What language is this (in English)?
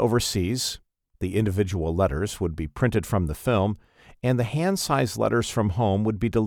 English